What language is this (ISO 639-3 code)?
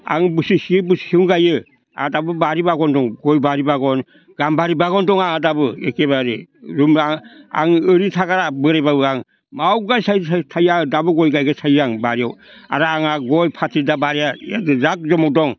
brx